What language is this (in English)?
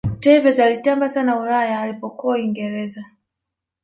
Swahili